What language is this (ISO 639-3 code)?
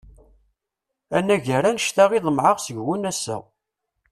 kab